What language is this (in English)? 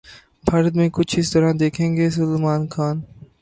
Urdu